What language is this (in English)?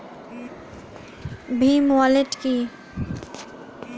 Bangla